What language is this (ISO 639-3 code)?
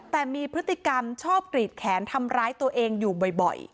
tha